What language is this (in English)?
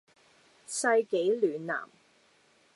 Cantonese